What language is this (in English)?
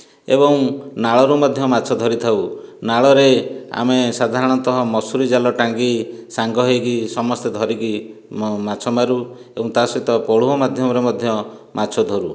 Odia